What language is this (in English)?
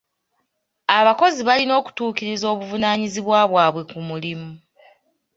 Ganda